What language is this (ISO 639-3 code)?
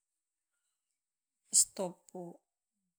tpz